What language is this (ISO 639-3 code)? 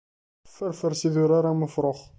kab